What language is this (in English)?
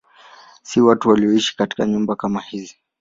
Swahili